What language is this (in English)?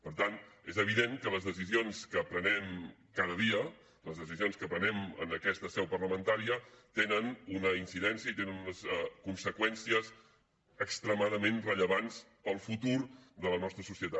Catalan